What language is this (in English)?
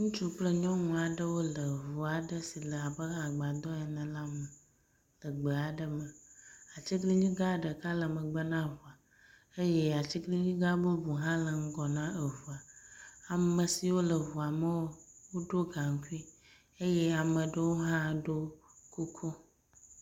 Ewe